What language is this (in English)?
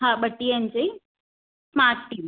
Sindhi